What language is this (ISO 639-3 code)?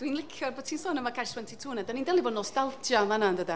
cym